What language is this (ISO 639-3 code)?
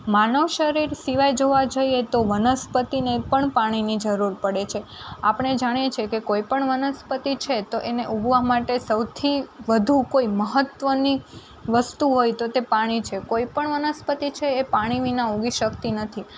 guj